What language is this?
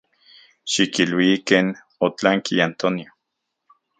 Central Puebla Nahuatl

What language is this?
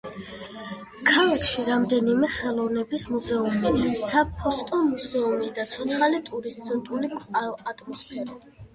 Georgian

